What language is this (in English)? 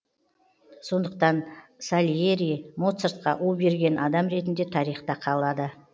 Kazakh